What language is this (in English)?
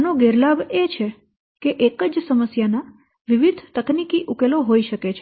Gujarati